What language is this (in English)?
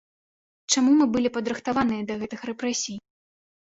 Belarusian